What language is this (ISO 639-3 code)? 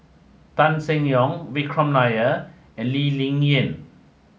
eng